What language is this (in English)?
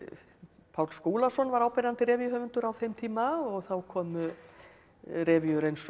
Icelandic